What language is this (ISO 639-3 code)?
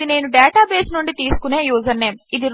tel